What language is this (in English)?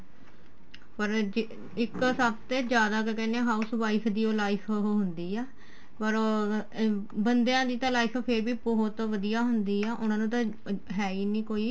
Punjabi